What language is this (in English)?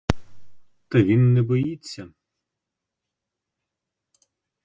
Ukrainian